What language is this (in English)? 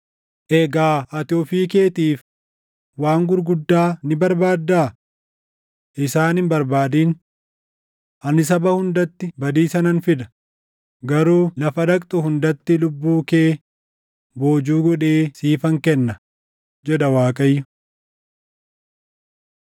Oromo